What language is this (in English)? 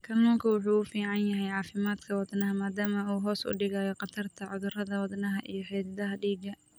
Somali